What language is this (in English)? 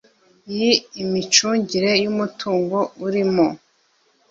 Kinyarwanda